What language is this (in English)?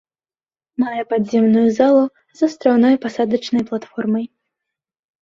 Belarusian